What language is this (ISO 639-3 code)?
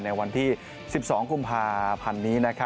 tha